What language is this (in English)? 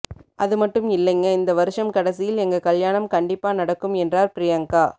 Tamil